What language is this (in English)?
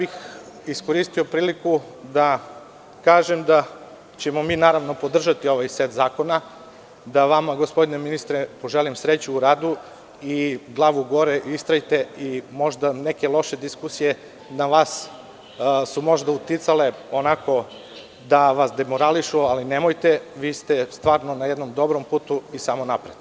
Serbian